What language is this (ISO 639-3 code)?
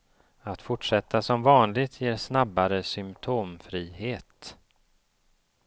swe